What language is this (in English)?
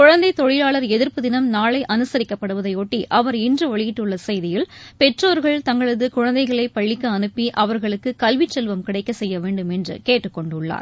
Tamil